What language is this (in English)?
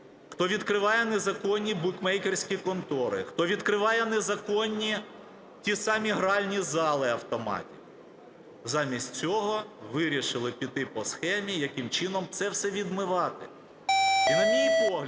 Ukrainian